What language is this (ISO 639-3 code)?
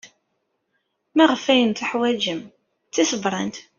kab